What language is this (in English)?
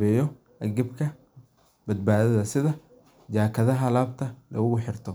Somali